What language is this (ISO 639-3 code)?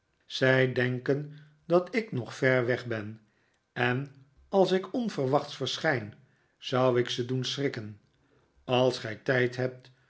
nld